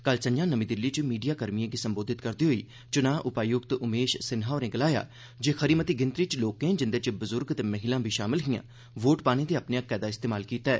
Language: Dogri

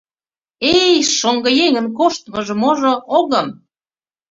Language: Mari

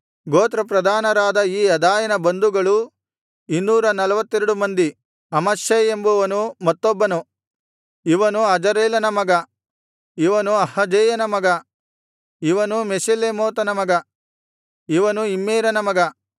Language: Kannada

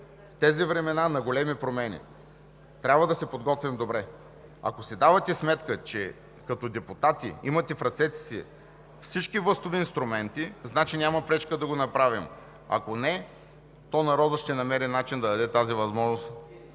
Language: Bulgarian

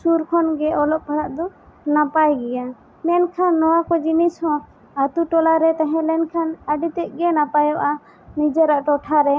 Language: Santali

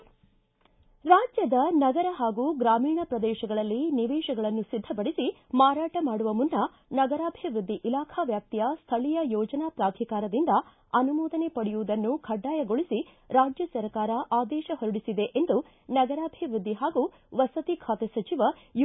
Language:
Kannada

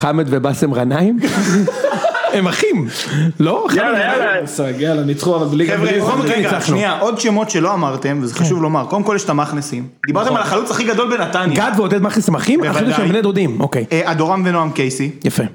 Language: Hebrew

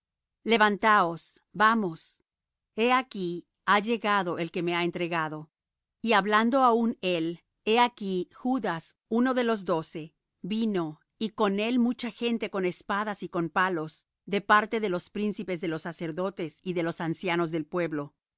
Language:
Spanish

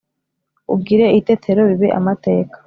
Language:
Kinyarwanda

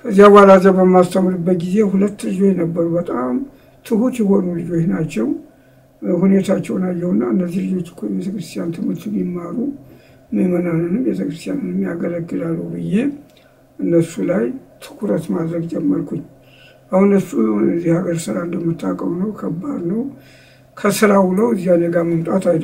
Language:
Arabic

